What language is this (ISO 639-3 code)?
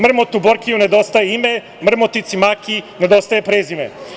srp